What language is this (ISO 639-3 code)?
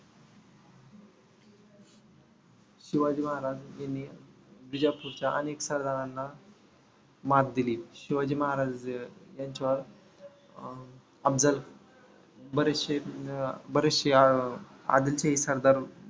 mar